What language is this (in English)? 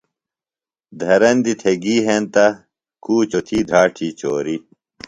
Phalura